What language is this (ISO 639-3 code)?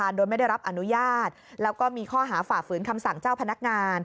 tha